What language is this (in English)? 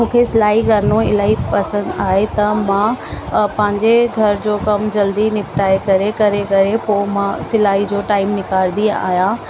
Sindhi